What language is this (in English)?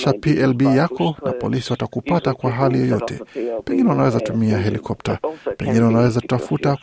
Swahili